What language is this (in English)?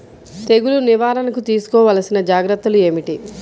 Telugu